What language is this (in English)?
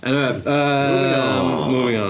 Welsh